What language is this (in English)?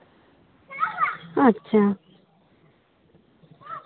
Santali